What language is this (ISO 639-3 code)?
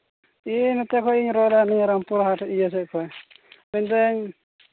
sat